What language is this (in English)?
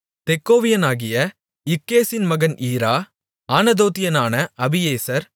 Tamil